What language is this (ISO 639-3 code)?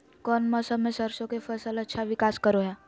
mag